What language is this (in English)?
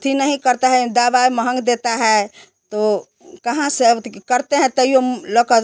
Hindi